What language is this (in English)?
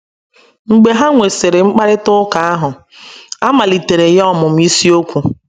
Igbo